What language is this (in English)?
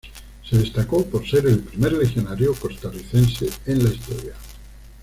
Spanish